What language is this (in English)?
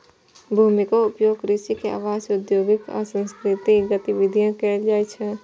Maithili